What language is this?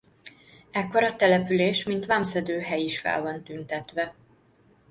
Hungarian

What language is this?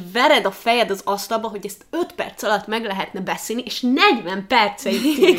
Hungarian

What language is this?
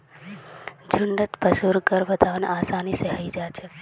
Magahi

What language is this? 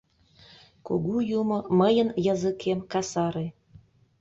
Mari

